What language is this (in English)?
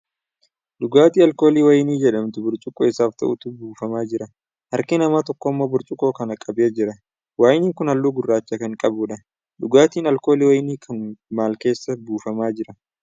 Oromo